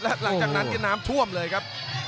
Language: Thai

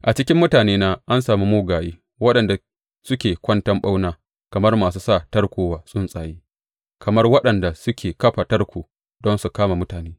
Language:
Hausa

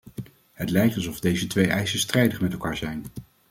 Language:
Dutch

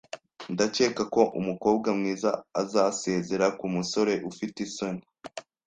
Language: Kinyarwanda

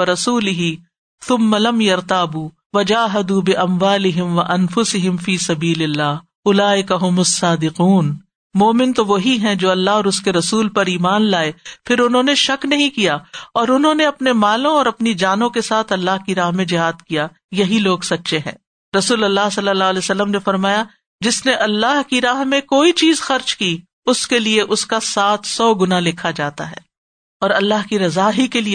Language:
Urdu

